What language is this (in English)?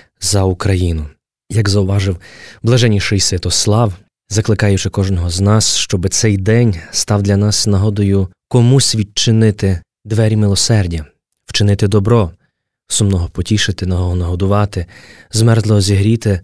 Ukrainian